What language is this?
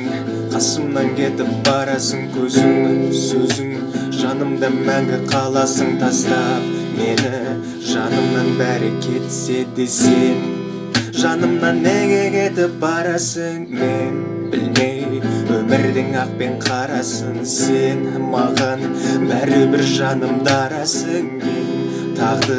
Kazakh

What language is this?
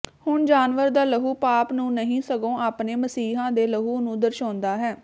Punjabi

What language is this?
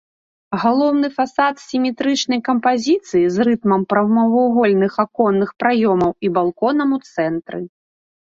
Belarusian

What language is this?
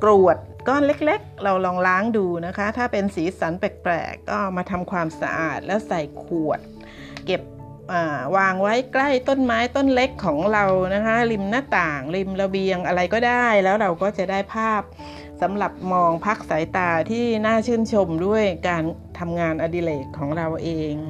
Thai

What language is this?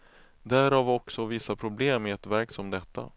Swedish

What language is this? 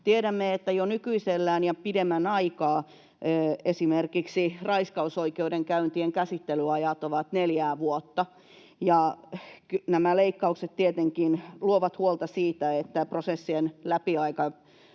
Finnish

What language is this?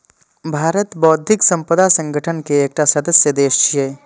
Maithili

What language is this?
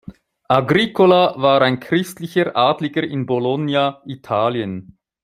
German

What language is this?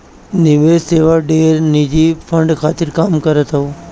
Bhojpuri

